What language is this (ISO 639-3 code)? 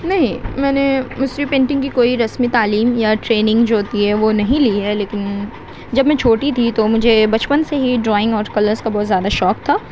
urd